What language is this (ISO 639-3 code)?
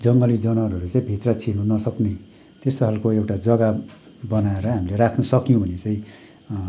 nep